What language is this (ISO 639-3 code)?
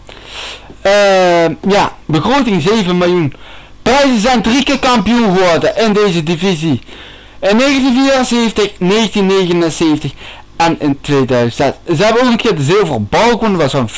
nld